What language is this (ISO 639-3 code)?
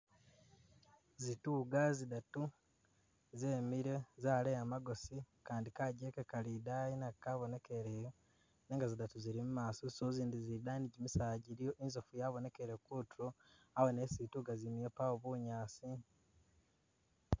myx